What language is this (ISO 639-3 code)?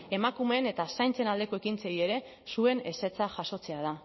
eus